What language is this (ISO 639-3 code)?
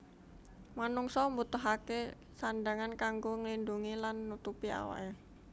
jav